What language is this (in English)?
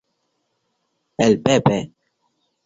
Spanish